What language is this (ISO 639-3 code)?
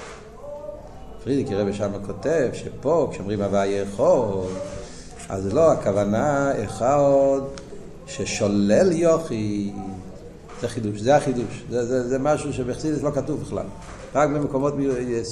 heb